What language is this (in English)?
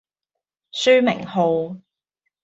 Cantonese